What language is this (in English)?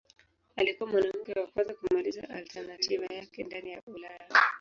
Swahili